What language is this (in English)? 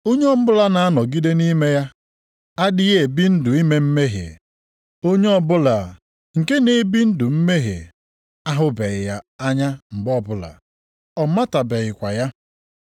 Igbo